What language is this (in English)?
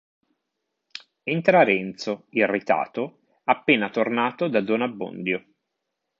Italian